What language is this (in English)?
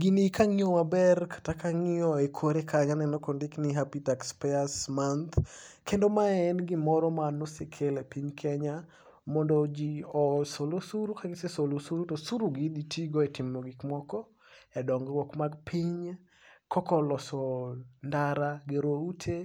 Luo (Kenya and Tanzania)